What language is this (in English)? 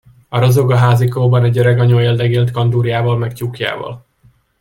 Hungarian